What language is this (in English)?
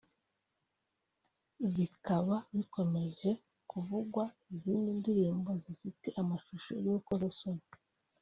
Kinyarwanda